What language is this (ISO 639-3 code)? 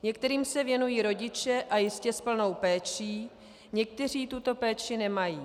ces